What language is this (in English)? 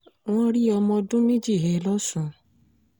Yoruba